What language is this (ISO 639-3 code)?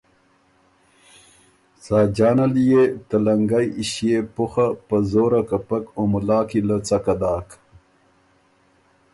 oru